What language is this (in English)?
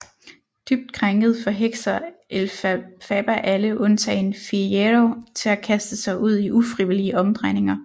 Danish